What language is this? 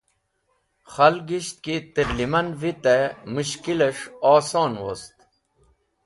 Wakhi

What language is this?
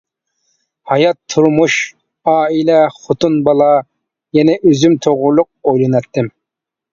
Uyghur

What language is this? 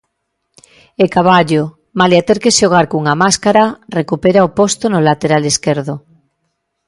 Galician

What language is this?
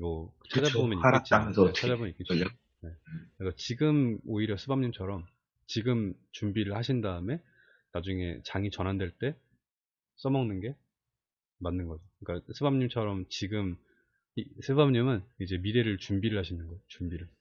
Korean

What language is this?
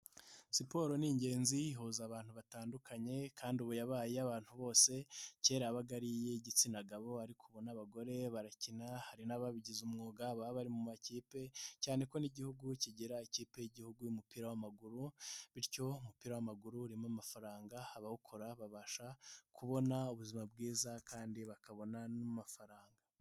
Kinyarwanda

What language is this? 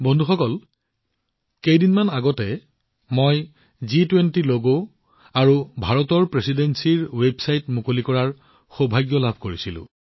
Assamese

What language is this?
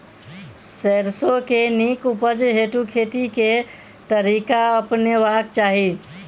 Maithili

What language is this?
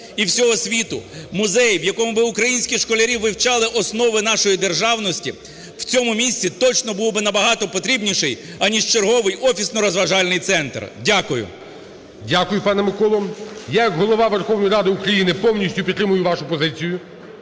Ukrainian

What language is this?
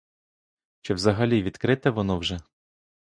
Ukrainian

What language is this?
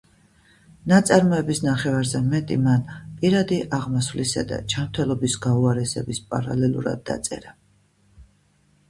Georgian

